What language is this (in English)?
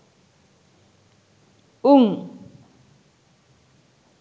Sinhala